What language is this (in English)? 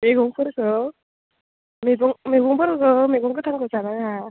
Bodo